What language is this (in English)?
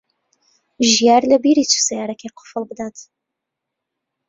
Central Kurdish